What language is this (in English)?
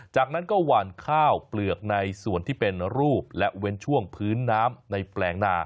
Thai